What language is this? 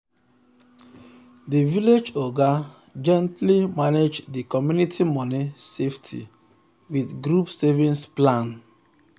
Nigerian Pidgin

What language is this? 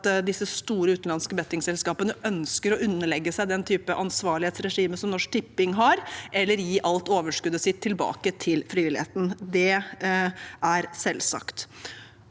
Norwegian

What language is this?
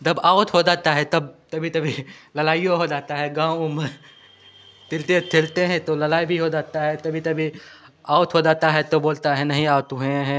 Hindi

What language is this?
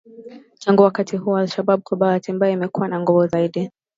Swahili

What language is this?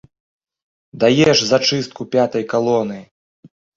Belarusian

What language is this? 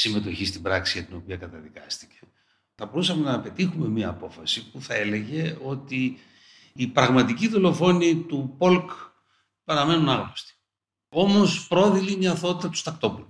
Greek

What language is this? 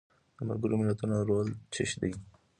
Pashto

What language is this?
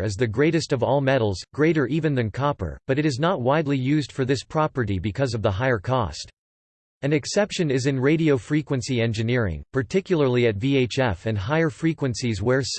English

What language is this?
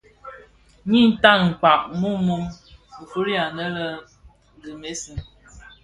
Bafia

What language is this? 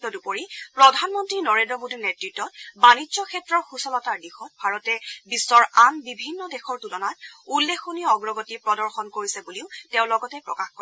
Assamese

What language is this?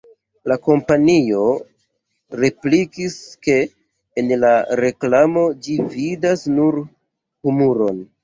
Esperanto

